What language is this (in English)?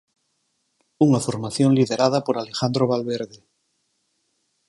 Galician